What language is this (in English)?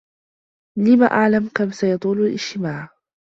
Arabic